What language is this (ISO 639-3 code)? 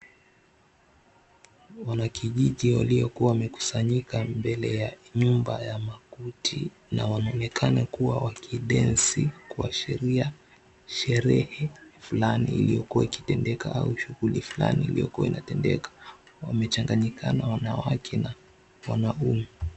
swa